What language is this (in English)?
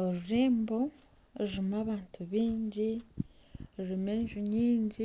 Nyankole